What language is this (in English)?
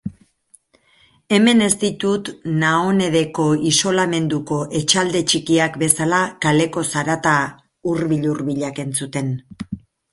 Basque